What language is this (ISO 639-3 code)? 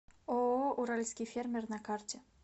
rus